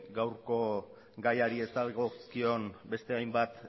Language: Basque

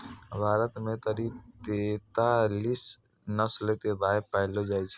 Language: Maithili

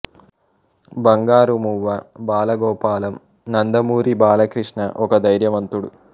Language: Telugu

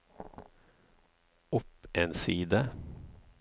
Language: Norwegian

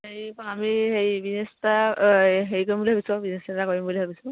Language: Assamese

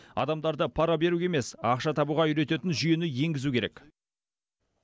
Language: Kazakh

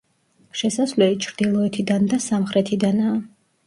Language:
Georgian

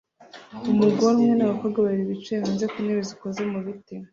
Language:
Kinyarwanda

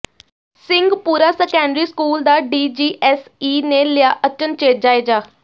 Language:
Punjabi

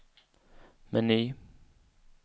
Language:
Swedish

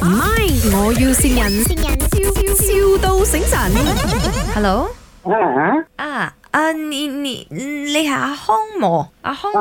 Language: Chinese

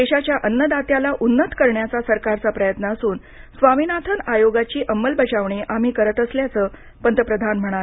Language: Marathi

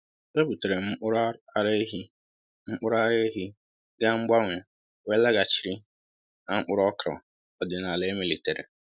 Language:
Igbo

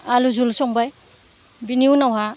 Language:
Bodo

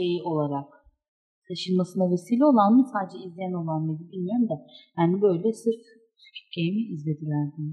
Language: Turkish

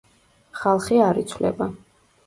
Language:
Georgian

